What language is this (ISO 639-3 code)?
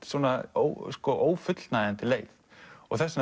isl